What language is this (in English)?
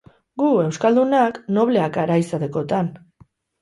Basque